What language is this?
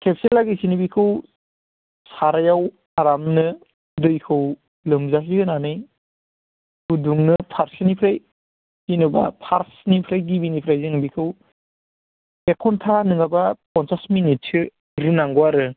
Bodo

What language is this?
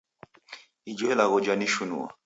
Taita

